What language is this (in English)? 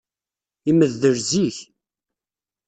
Kabyle